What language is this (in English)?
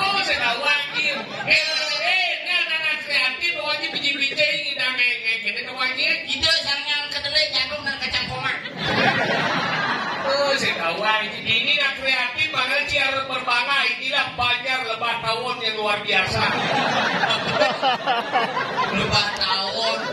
Indonesian